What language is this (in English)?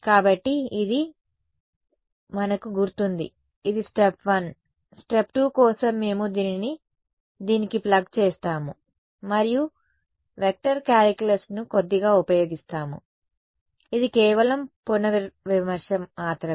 Telugu